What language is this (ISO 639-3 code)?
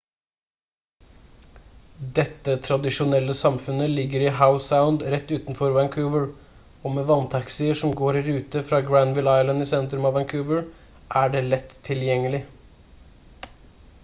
nob